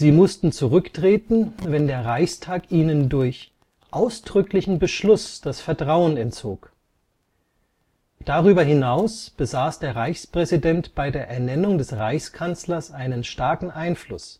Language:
German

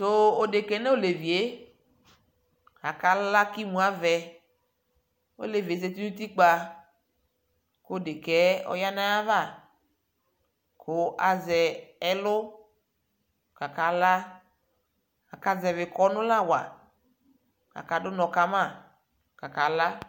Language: Ikposo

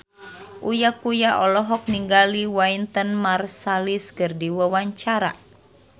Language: Sundanese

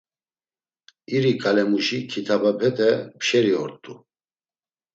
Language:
Laz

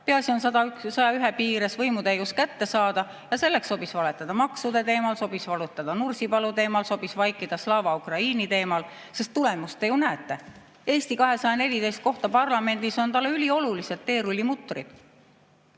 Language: Estonian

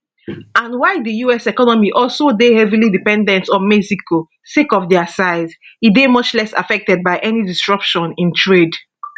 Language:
Nigerian Pidgin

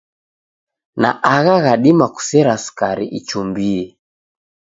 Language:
Taita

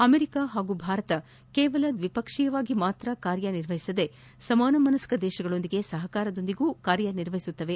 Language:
Kannada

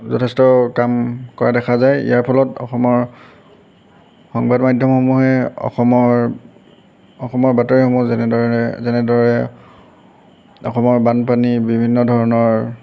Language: Assamese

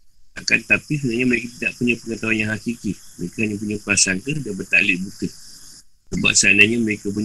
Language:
Malay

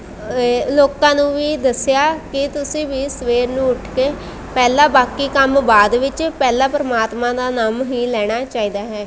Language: Punjabi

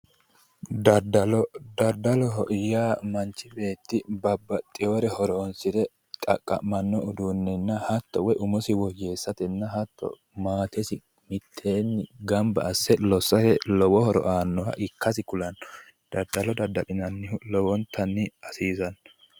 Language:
Sidamo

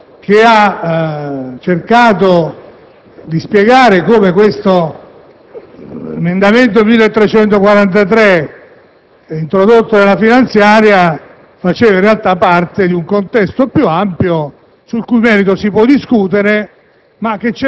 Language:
Italian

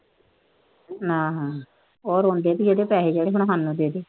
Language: Punjabi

